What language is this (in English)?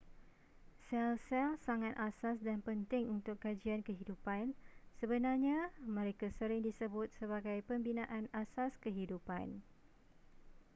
Malay